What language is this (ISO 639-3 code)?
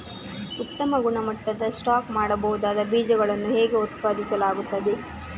kan